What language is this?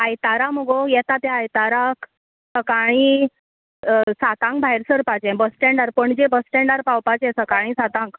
Konkani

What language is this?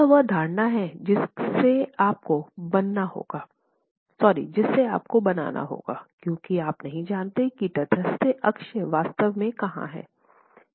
Hindi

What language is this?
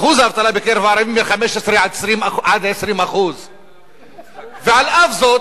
Hebrew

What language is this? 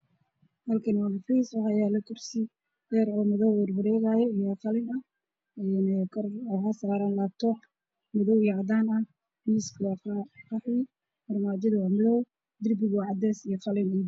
Somali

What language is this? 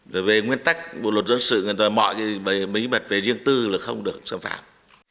Vietnamese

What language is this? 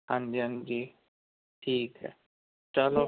Punjabi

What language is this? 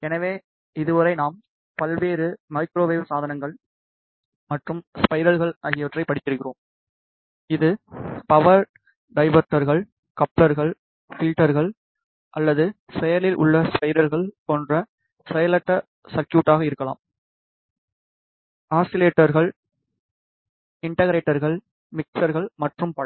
Tamil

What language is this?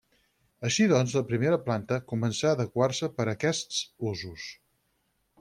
Catalan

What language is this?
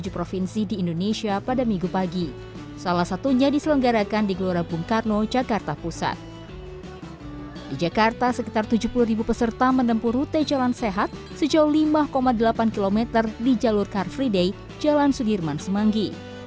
Indonesian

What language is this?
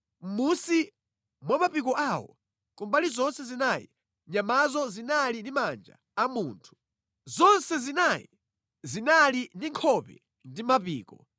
Nyanja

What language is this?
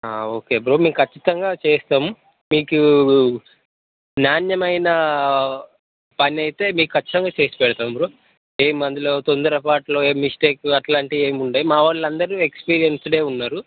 Telugu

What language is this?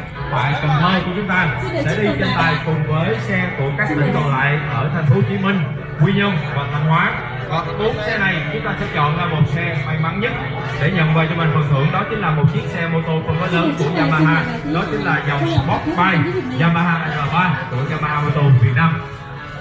Vietnamese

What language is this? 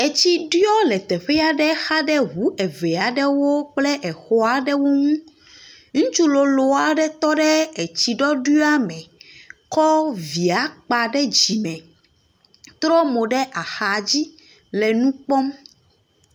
Ewe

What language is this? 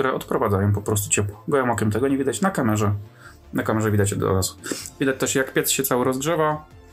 Polish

